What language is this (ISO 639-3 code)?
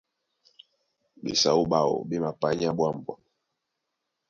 dua